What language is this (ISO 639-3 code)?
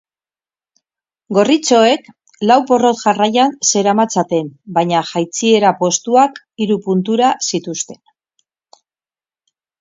eus